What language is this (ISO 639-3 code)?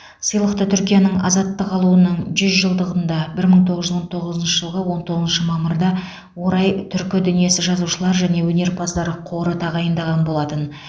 kaz